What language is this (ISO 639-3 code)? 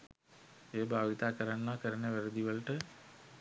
sin